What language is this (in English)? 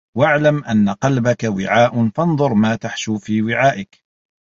Arabic